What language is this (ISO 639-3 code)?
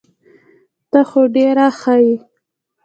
pus